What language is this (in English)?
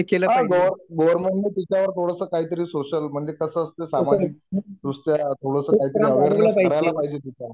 Marathi